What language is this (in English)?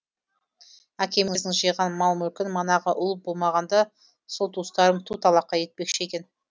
Kazakh